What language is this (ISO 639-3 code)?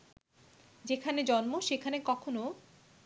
ben